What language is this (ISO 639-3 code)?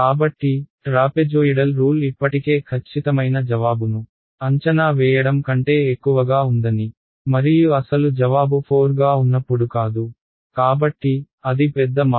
tel